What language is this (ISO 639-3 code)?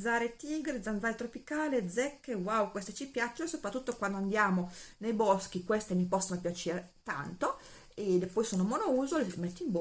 ita